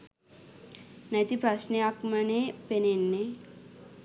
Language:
Sinhala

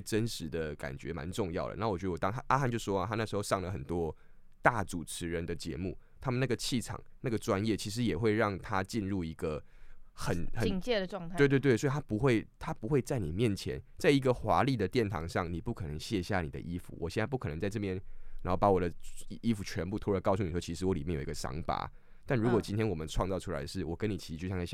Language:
Chinese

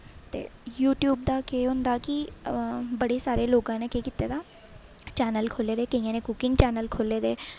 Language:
Dogri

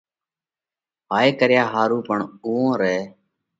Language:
Parkari Koli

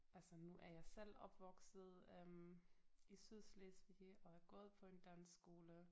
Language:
Danish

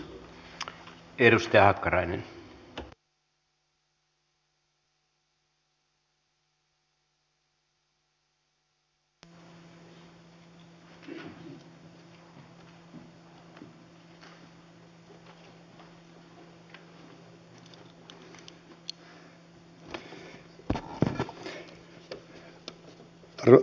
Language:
Finnish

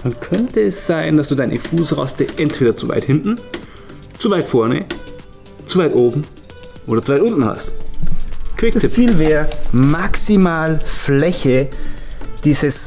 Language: German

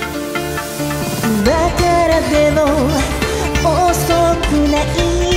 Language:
Korean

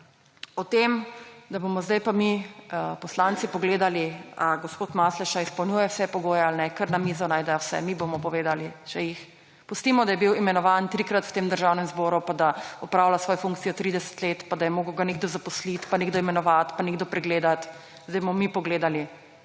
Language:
Slovenian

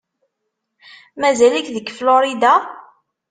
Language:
Kabyle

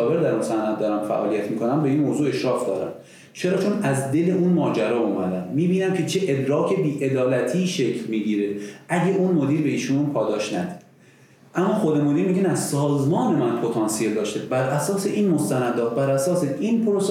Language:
Persian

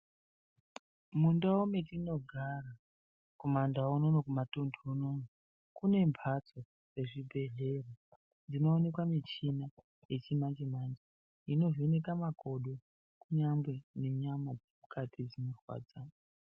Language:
Ndau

